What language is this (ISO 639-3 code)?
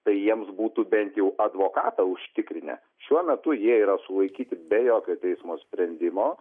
lit